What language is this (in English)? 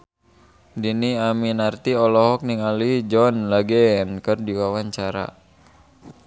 Sundanese